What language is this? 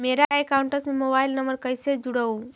Magahi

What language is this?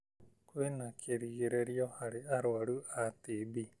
Kikuyu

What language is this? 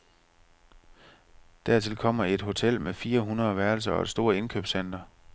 Danish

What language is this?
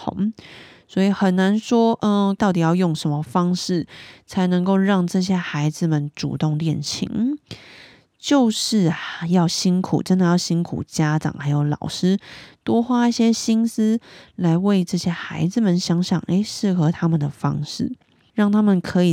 Chinese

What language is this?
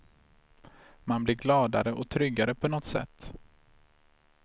Swedish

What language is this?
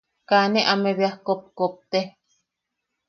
Yaqui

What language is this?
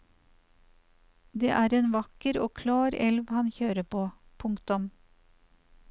Norwegian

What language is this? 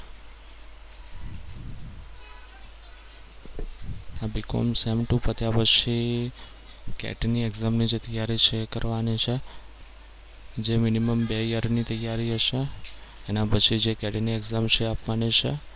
Gujarati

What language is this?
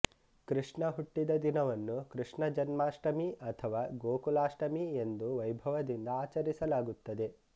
Kannada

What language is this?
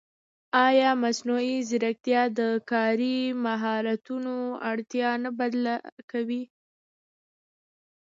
Pashto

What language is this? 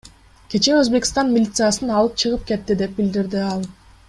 Kyrgyz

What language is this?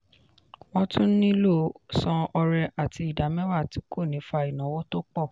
Yoruba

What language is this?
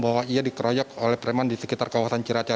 Indonesian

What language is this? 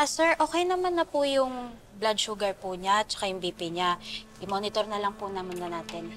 Filipino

